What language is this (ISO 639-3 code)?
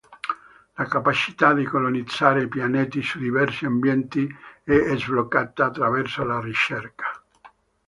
ita